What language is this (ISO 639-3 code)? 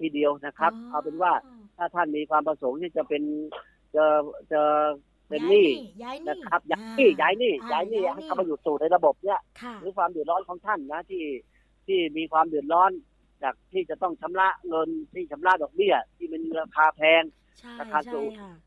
tha